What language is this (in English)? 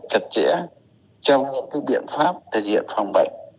Vietnamese